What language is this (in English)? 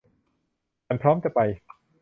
Thai